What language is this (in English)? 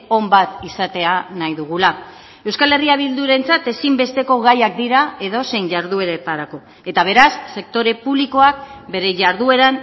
Basque